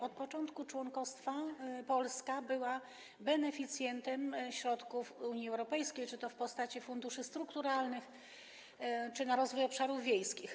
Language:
Polish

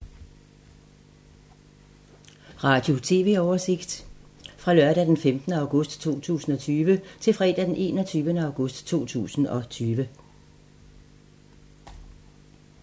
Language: Danish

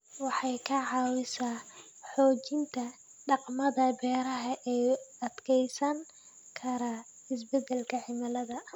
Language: Somali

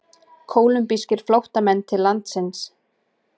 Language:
Icelandic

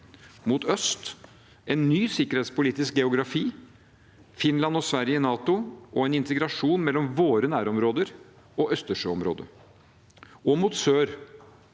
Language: Norwegian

